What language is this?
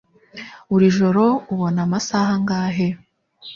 Kinyarwanda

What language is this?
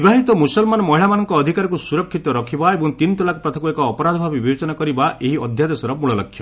Odia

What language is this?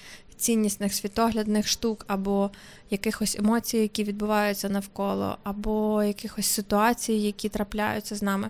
Ukrainian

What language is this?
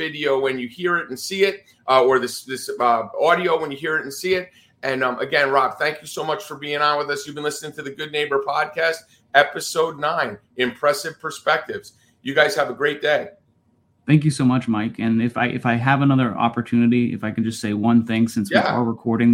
English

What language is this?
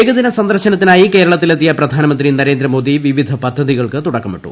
Malayalam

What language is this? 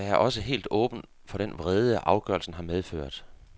Danish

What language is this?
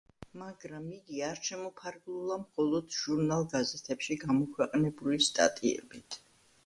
Georgian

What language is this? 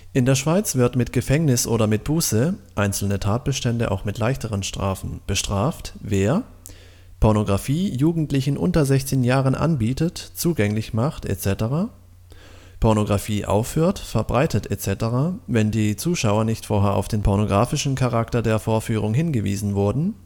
German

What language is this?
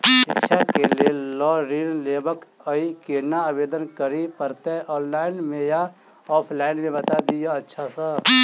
Maithili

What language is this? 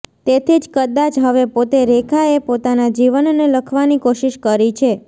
Gujarati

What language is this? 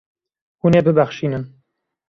Kurdish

